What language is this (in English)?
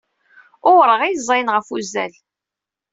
Kabyle